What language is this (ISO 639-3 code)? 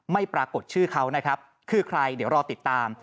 tha